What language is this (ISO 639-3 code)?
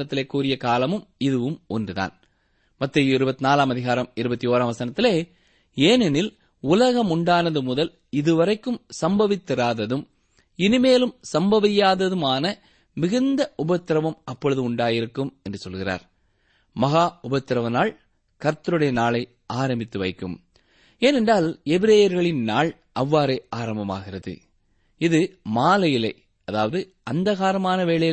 tam